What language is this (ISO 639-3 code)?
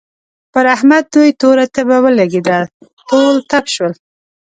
pus